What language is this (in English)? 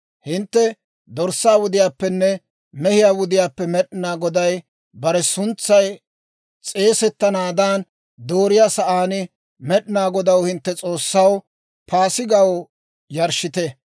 Dawro